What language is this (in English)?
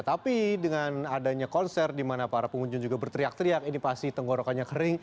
Indonesian